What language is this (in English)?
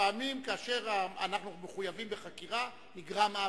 Hebrew